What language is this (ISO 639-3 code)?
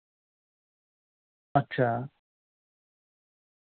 doi